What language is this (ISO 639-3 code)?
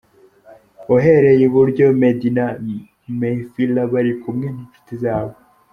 kin